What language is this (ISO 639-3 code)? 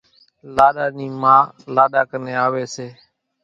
gjk